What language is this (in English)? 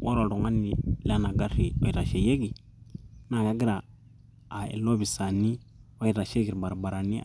Masai